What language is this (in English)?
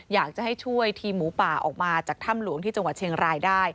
Thai